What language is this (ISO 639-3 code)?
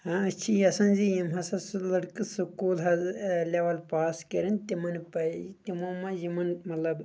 kas